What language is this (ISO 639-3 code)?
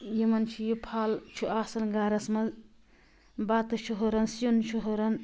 kas